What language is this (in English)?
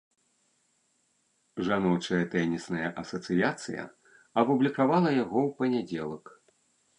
Belarusian